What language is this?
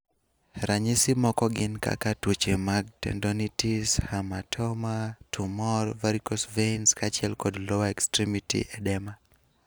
Luo (Kenya and Tanzania)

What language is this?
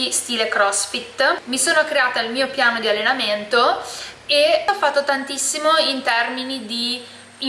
Italian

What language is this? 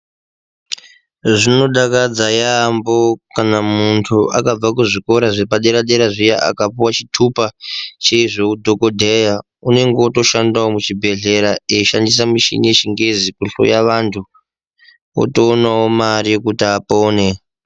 Ndau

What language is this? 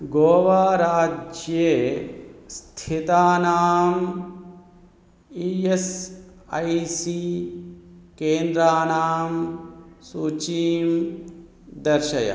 Sanskrit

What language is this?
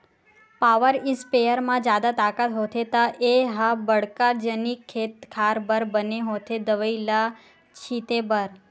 Chhattisgarhi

